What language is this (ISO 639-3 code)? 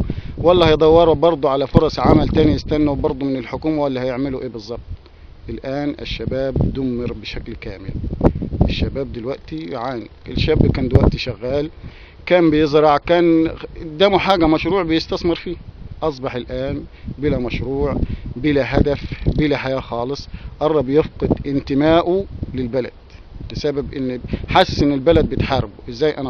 ara